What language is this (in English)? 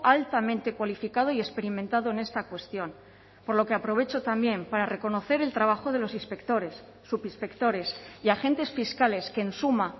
Spanish